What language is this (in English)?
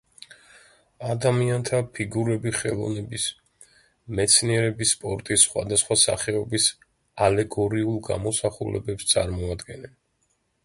Georgian